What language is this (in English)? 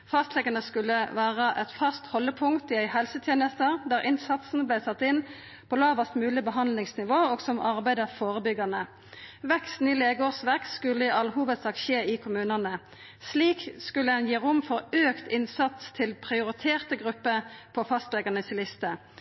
Norwegian Nynorsk